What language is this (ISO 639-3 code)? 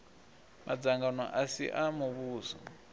ven